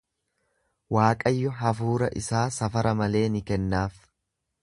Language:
Oromo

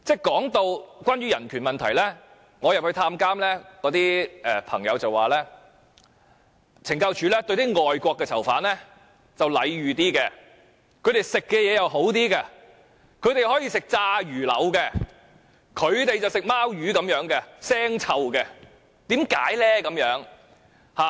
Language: Cantonese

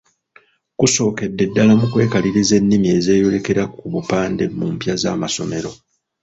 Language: Ganda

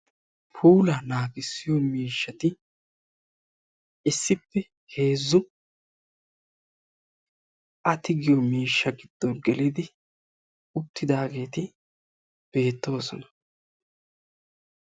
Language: Wolaytta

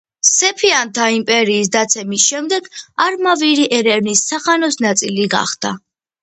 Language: Georgian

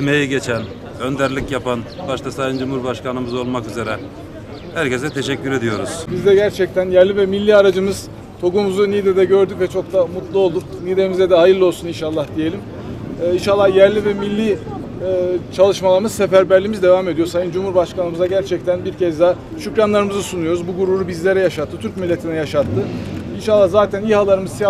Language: Turkish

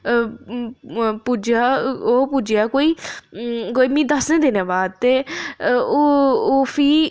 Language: Dogri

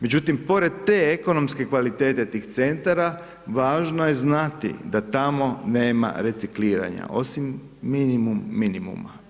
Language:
Croatian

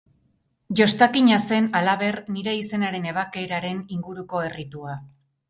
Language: Basque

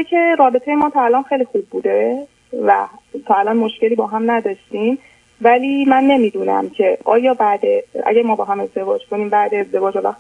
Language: Persian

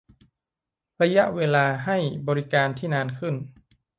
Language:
Thai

